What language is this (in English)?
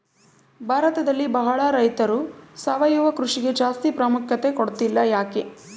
Kannada